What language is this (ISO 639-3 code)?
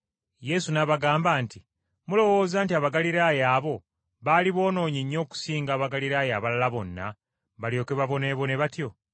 lug